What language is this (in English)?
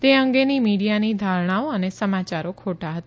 Gujarati